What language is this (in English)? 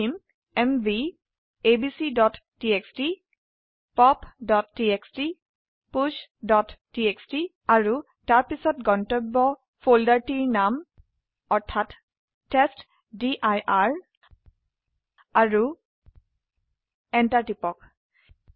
Assamese